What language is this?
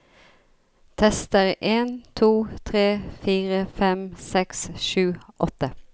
Norwegian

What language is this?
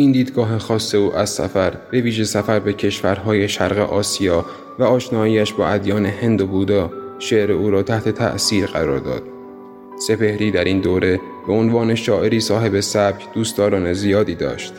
Persian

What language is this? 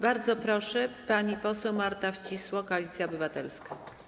Polish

